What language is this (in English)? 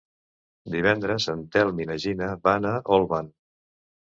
Catalan